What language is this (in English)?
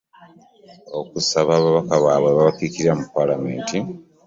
Ganda